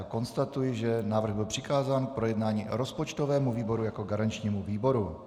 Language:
Czech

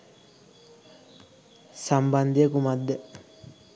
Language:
Sinhala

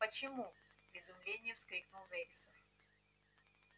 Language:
Russian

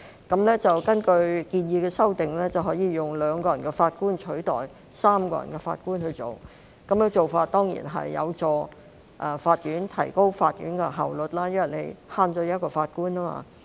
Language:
Cantonese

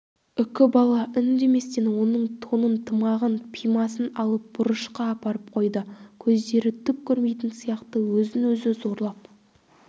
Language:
Kazakh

